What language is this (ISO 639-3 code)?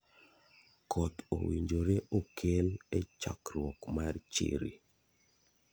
luo